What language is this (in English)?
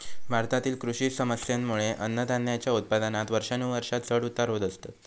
Marathi